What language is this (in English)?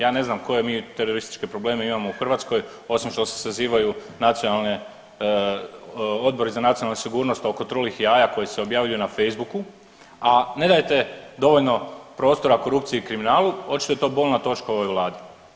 Croatian